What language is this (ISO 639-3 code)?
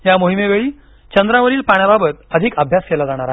mar